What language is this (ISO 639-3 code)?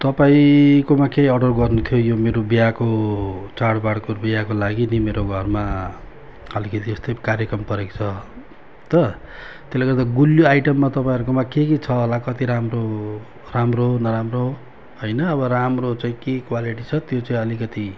nep